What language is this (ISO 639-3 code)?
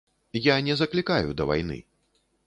bel